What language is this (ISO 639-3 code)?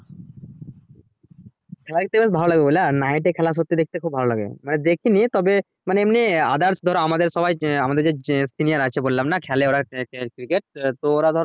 ben